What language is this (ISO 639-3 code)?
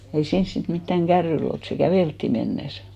fin